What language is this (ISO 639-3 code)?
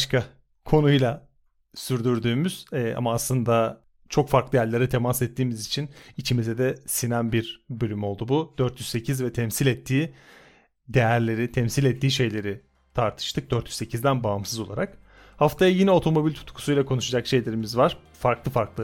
tur